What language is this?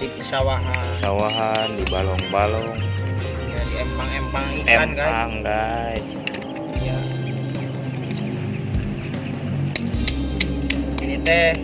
Indonesian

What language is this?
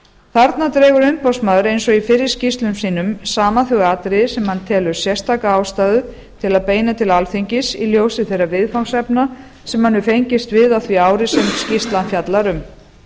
Icelandic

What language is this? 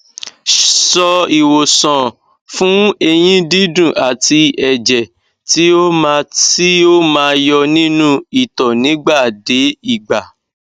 Yoruba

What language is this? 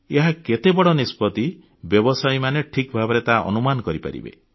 Odia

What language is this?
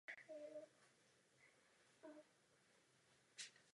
Czech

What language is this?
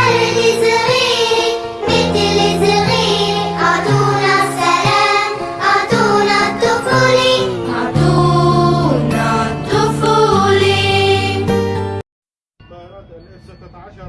Arabic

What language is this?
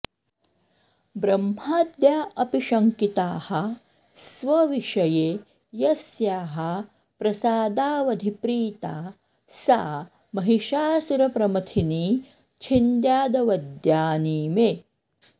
Sanskrit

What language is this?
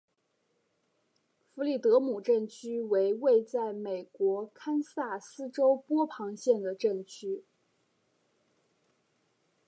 Chinese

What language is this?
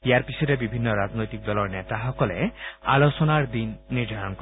Assamese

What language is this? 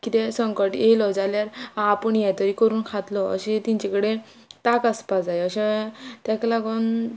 Konkani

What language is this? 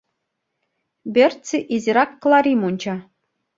Mari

